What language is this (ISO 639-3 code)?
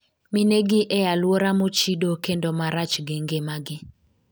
luo